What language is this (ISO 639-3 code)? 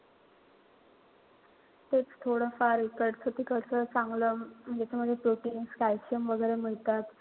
mar